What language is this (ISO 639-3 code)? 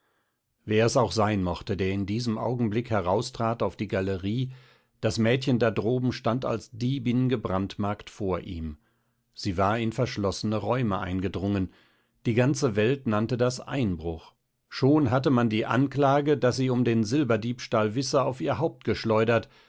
deu